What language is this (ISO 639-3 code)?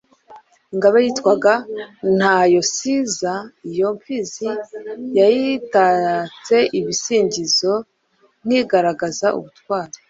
kin